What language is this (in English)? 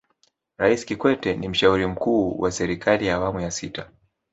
Swahili